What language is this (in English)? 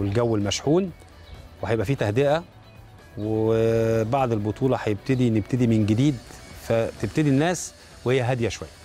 Arabic